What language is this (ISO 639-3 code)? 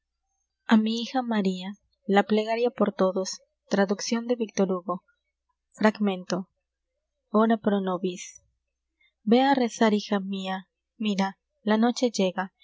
spa